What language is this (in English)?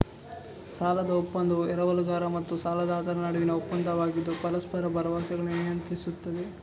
Kannada